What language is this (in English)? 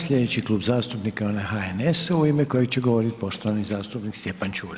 Croatian